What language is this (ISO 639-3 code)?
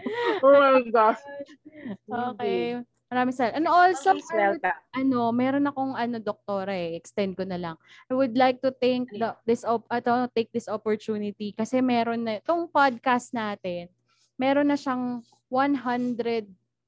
fil